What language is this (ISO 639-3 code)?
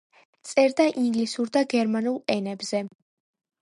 kat